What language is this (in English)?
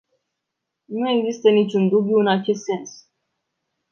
Romanian